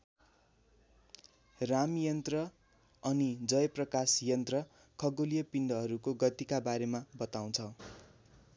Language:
Nepali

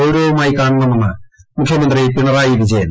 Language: Malayalam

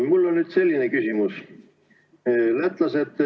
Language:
Estonian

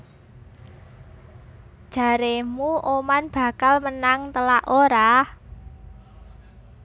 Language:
Javanese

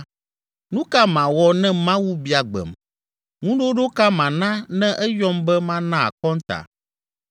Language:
Ewe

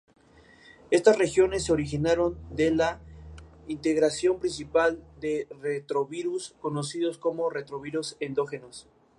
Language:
Spanish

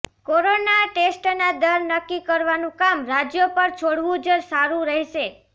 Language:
Gujarati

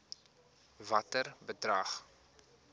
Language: Afrikaans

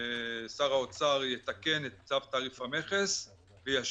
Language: Hebrew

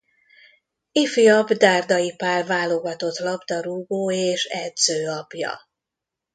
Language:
Hungarian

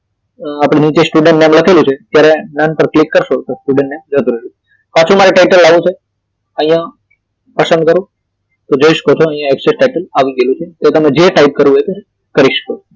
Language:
Gujarati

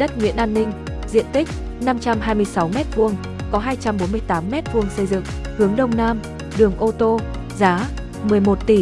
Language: Vietnamese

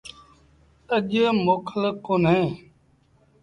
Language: Sindhi Bhil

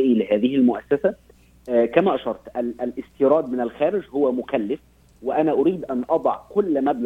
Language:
Arabic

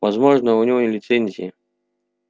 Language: Russian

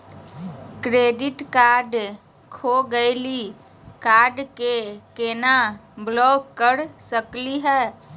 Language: Magahi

